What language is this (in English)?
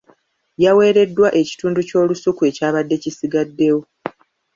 Ganda